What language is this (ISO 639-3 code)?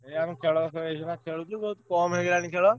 ori